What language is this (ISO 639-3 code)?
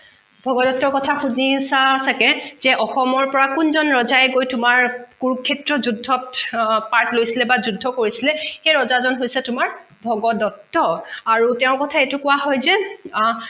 asm